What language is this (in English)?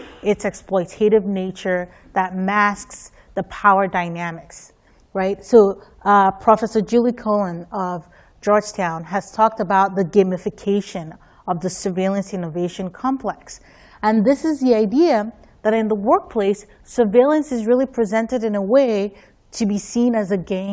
English